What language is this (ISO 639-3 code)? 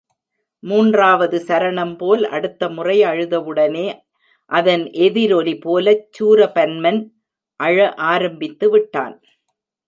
tam